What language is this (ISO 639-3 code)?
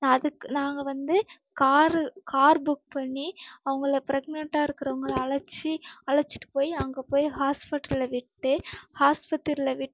tam